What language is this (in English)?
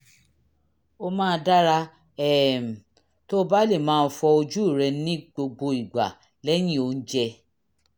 Yoruba